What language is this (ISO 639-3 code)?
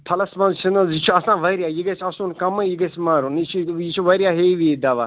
kas